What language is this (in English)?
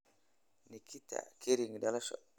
Somali